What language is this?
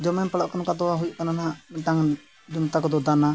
Santali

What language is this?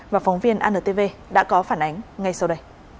Vietnamese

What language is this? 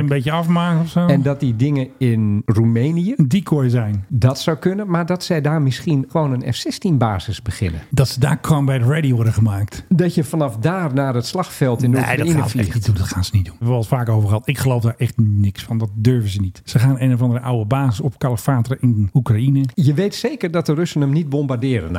Dutch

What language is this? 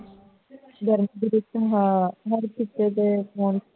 Punjabi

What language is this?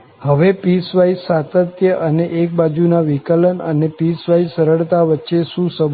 Gujarati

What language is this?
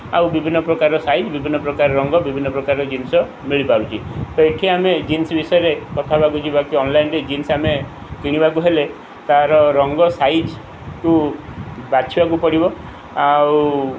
Odia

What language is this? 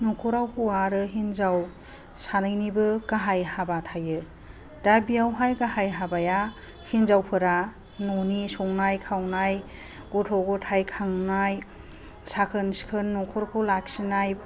Bodo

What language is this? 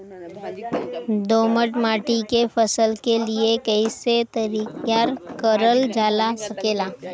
Bhojpuri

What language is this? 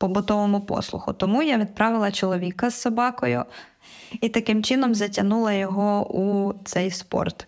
Ukrainian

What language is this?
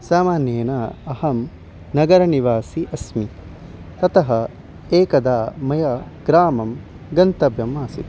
Sanskrit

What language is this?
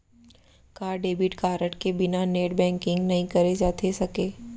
Chhattisgarhi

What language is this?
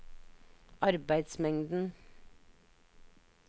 Norwegian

